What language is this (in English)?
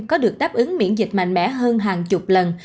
Vietnamese